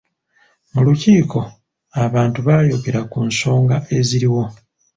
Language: Ganda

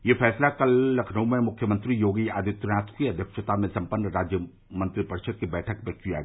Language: Hindi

